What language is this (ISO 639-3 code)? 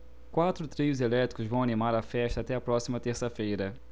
por